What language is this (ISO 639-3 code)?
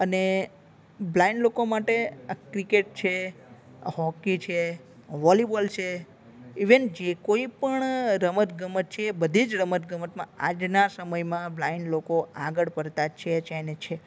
guj